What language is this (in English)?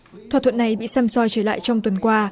Vietnamese